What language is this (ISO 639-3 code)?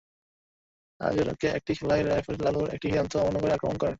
ben